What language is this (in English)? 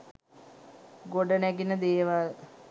Sinhala